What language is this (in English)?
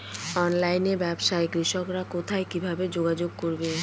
Bangla